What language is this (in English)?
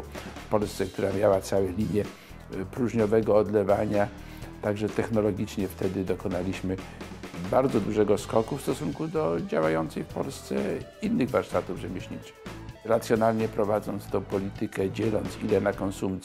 Polish